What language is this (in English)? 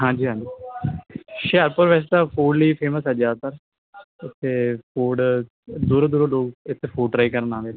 Punjabi